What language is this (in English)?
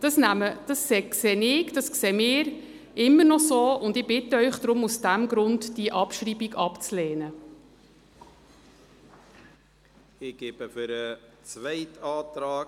Swiss German